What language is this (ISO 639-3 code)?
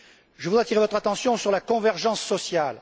fra